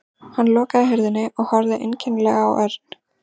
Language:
Icelandic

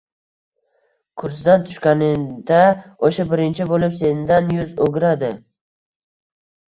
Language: Uzbek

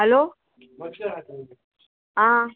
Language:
Konkani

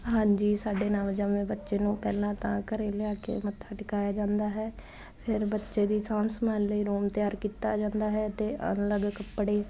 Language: Punjabi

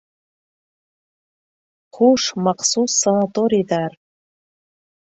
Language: Bashkir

